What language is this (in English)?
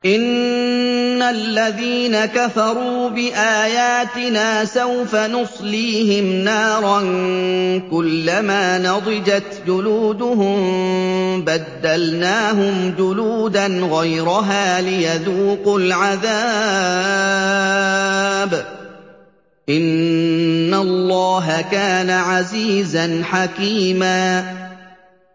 Arabic